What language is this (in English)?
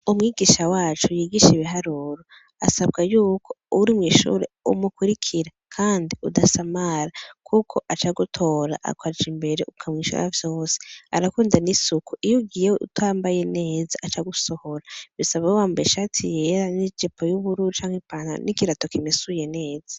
Rundi